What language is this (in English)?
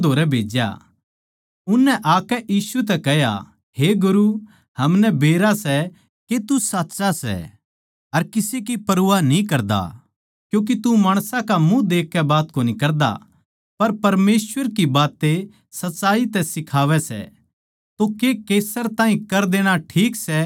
Haryanvi